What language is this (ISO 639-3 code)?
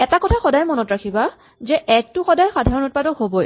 asm